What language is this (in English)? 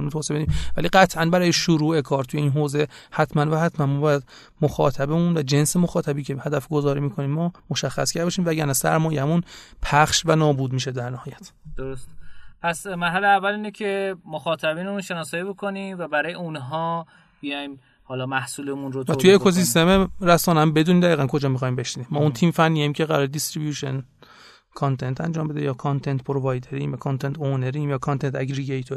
Persian